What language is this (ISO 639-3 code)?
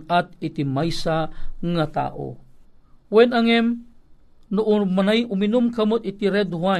fil